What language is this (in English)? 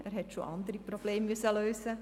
Swiss German